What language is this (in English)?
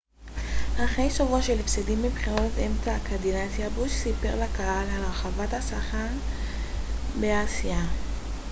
Hebrew